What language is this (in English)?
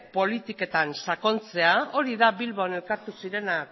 Basque